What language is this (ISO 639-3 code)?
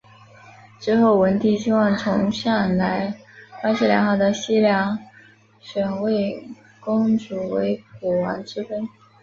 zho